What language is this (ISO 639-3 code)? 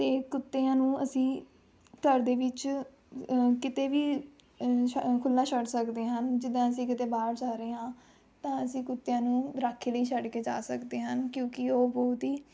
pan